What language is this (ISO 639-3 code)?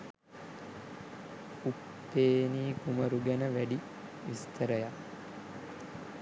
sin